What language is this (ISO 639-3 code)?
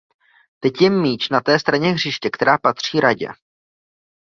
ces